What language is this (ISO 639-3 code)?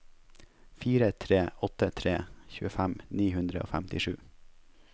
nor